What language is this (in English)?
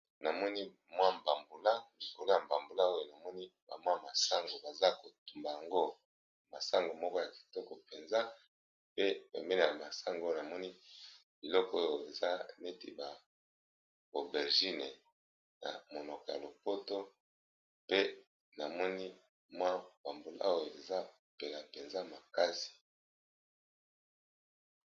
Lingala